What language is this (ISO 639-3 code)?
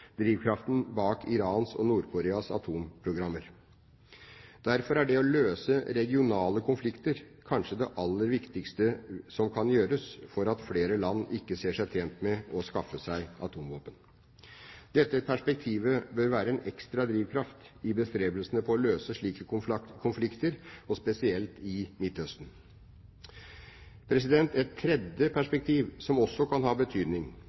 nob